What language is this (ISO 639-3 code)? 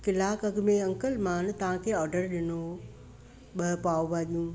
snd